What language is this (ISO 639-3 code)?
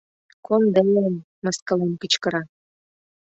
chm